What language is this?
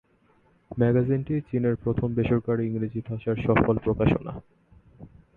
Bangla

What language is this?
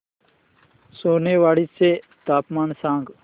Marathi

